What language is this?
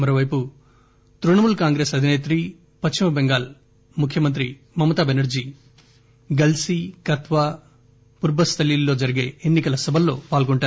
Telugu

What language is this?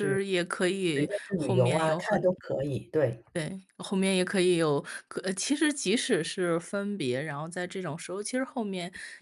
Chinese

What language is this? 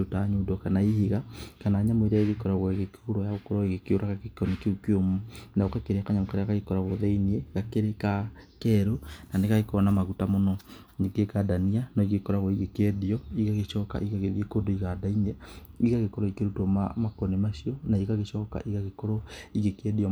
Kikuyu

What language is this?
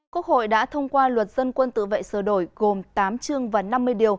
Vietnamese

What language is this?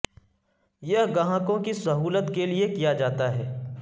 Urdu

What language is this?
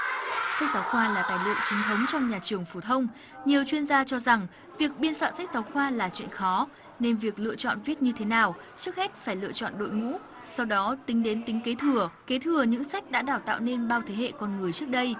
Vietnamese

